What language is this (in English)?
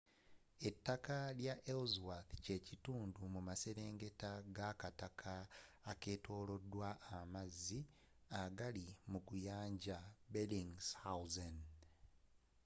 Ganda